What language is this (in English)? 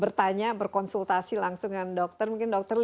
Indonesian